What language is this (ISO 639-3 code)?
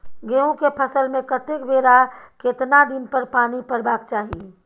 mai